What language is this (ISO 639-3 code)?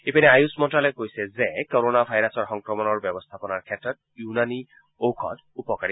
asm